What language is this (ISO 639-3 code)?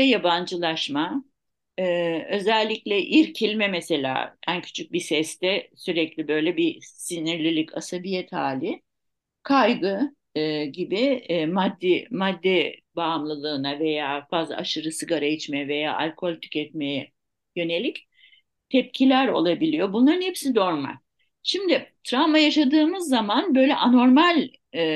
tur